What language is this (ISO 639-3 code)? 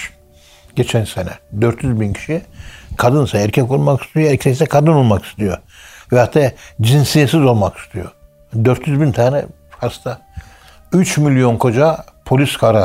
tur